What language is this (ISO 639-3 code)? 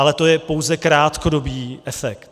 ces